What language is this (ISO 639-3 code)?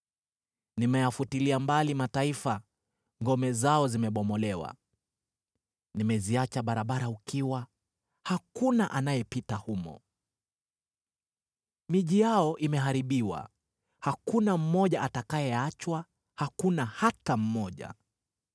swa